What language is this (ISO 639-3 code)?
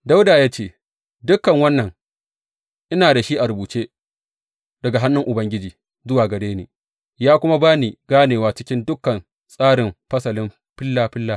hau